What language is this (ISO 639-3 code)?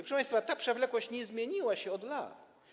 pol